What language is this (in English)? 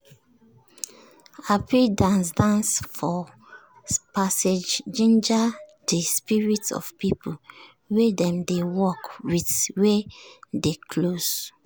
Nigerian Pidgin